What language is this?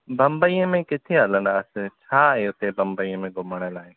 Sindhi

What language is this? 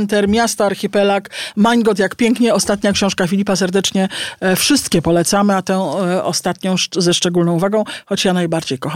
Polish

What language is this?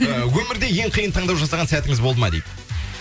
Kazakh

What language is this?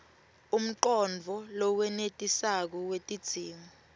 Swati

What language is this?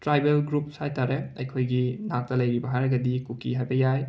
Manipuri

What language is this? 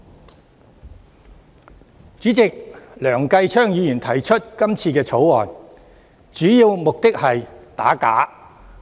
Cantonese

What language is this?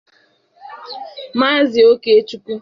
Igbo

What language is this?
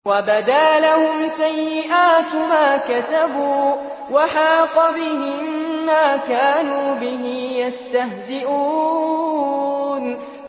Arabic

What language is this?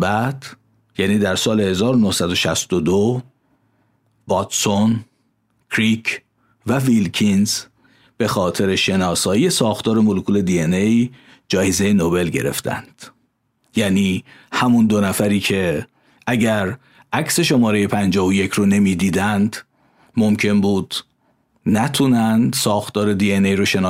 Persian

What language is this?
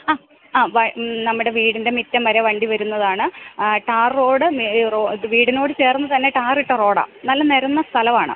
Malayalam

